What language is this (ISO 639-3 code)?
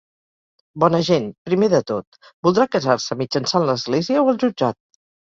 cat